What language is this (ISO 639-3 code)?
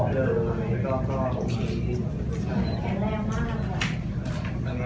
tha